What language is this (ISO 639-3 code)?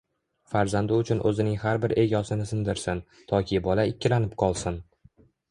uzb